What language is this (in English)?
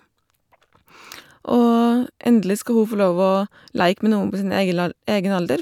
Norwegian